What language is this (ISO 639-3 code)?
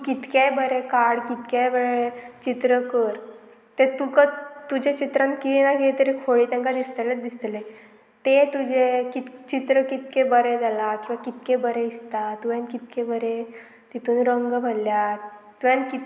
kok